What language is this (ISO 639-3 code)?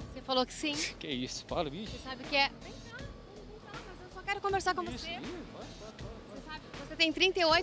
por